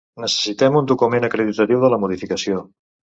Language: Catalan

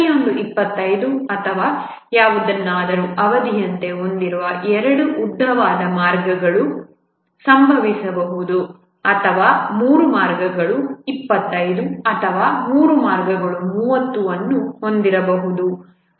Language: Kannada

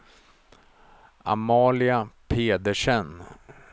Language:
Swedish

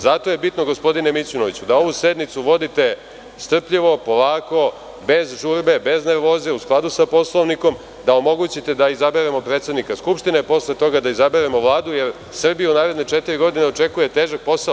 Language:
Serbian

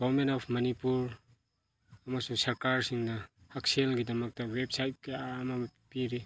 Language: Manipuri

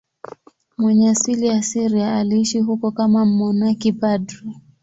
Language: Swahili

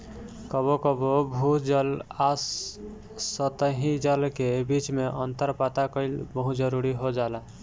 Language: Bhojpuri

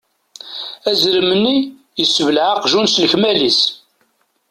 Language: Kabyle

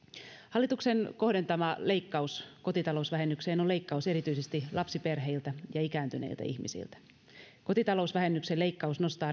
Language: Finnish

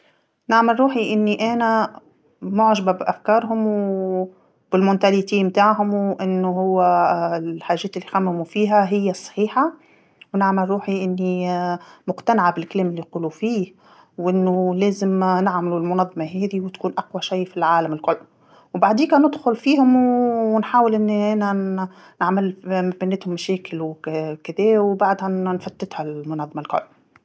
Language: Tunisian Arabic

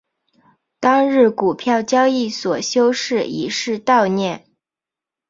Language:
Chinese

